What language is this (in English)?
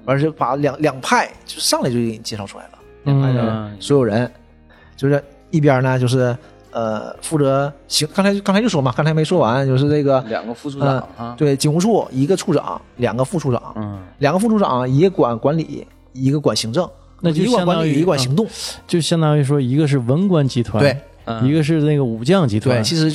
Chinese